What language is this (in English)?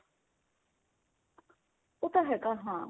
Punjabi